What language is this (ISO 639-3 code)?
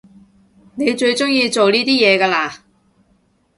yue